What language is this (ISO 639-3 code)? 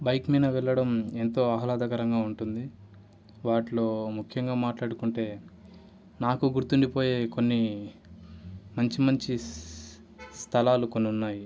tel